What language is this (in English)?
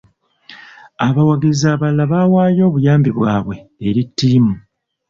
Ganda